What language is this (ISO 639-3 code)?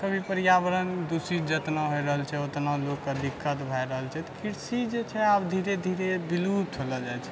mai